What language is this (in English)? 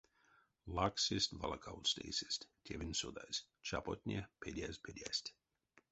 Erzya